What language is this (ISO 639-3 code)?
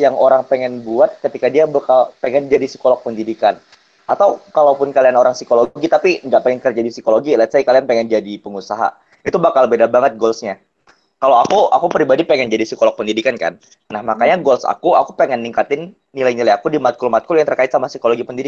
ind